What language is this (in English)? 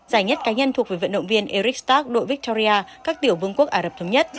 Vietnamese